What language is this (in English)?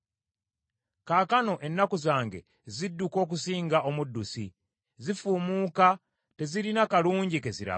Ganda